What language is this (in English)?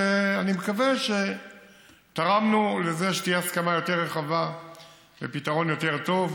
Hebrew